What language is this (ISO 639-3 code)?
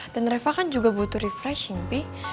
ind